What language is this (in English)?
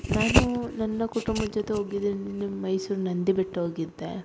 Kannada